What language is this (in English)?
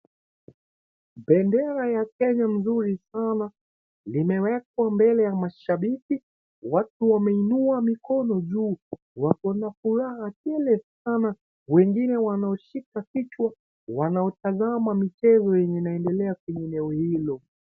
Swahili